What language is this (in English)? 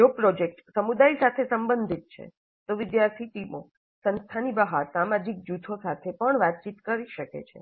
Gujarati